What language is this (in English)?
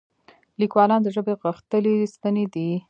Pashto